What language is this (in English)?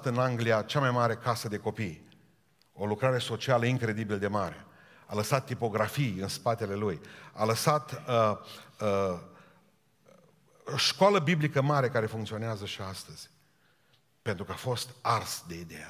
Romanian